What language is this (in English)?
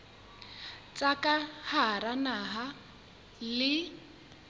Southern Sotho